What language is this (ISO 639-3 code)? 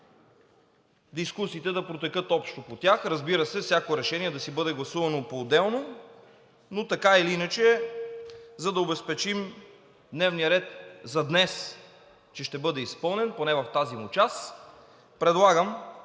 bul